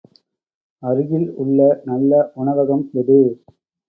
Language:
Tamil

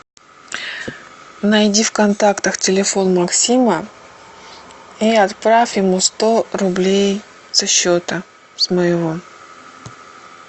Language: Russian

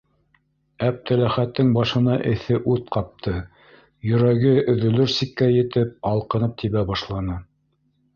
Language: Bashkir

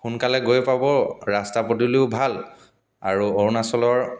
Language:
Assamese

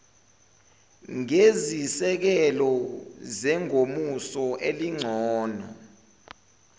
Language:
Zulu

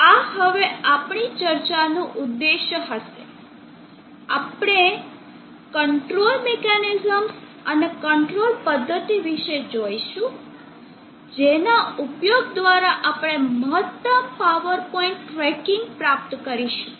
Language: Gujarati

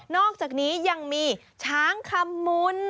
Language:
Thai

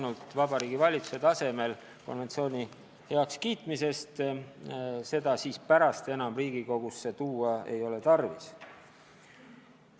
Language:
Estonian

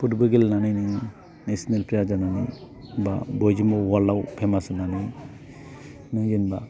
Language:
Bodo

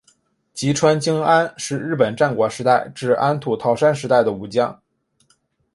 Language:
Chinese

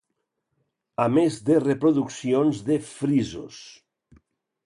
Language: Catalan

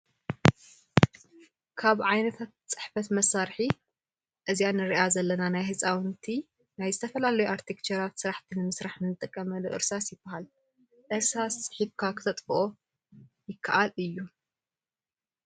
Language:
Tigrinya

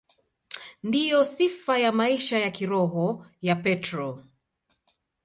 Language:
Swahili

